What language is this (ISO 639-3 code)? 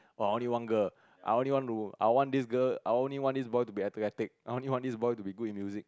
eng